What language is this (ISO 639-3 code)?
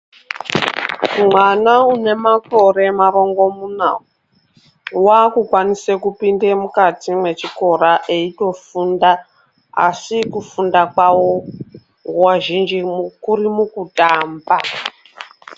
ndc